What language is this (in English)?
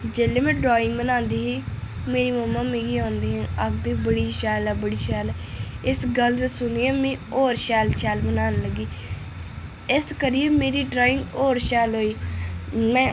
Dogri